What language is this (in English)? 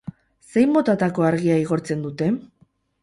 Basque